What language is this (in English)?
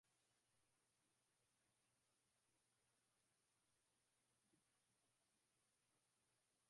Swahili